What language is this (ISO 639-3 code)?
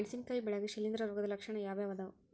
kan